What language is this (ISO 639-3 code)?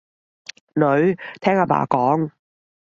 yue